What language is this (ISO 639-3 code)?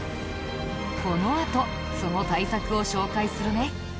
jpn